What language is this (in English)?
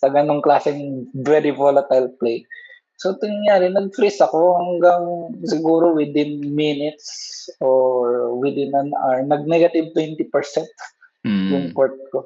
Filipino